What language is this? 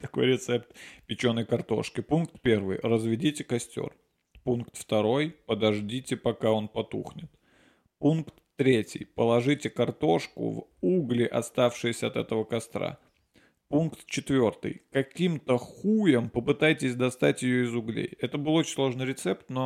Russian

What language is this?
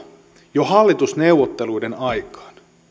Finnish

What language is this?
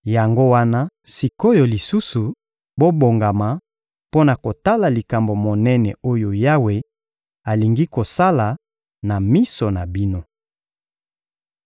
Lingala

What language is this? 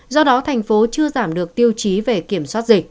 Vietnamese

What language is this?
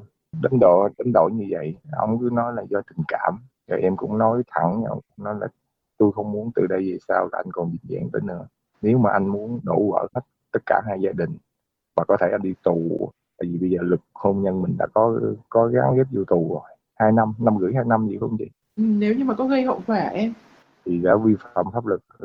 Vietnamese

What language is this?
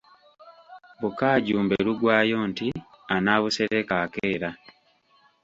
Ganda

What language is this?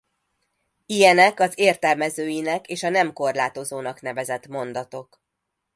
Hungarian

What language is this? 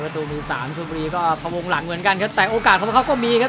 Thai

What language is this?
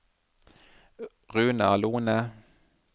Norwegian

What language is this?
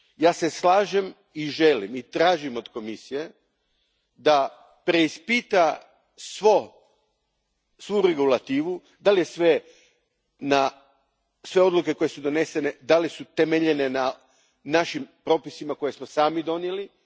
Croatian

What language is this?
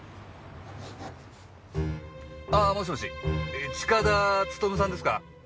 Japanese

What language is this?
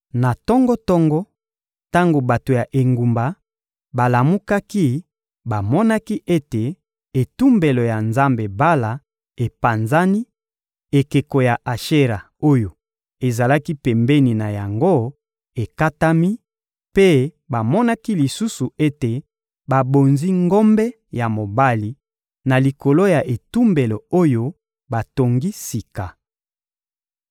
Lingala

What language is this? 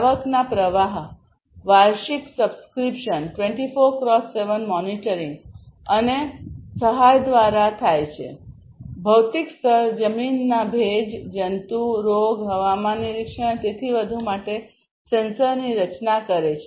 Gujarati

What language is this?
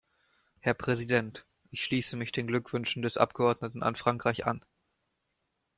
German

